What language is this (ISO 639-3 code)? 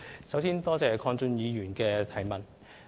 yue